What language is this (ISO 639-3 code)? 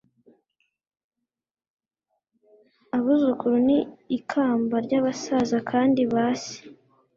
kin